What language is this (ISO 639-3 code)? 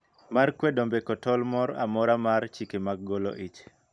luo